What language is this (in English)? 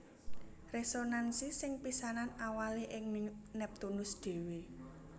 Javanese